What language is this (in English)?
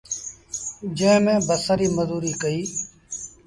Sindhi Bhil